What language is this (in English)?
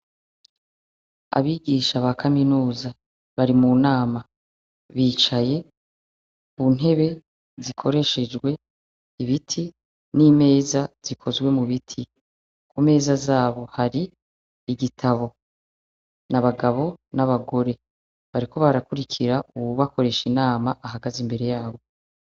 Rundi